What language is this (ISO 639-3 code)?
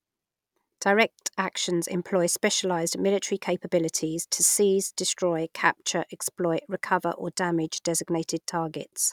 eng